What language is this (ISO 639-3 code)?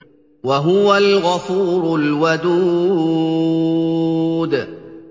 ara